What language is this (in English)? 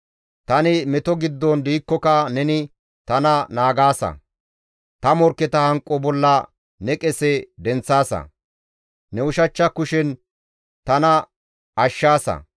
Gamo